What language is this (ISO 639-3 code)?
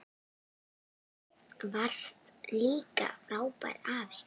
isl